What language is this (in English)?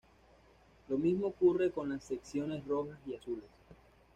Spanish